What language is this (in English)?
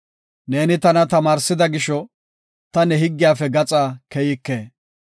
Gofa